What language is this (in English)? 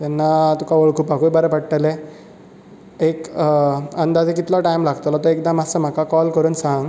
Konkani